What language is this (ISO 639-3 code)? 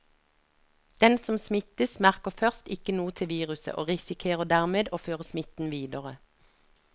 nor